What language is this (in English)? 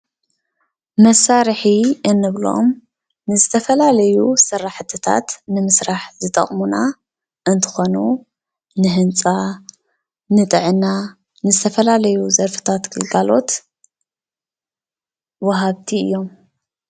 Tigrinya